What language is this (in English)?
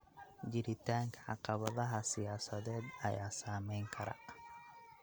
Somali